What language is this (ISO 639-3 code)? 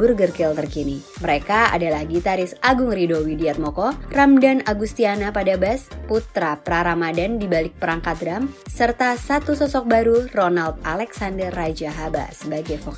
ind